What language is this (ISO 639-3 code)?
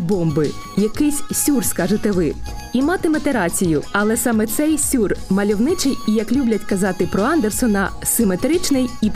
ukr